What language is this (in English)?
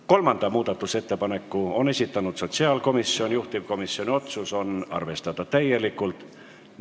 Estonian